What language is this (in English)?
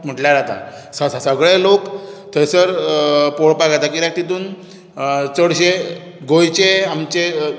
Konkani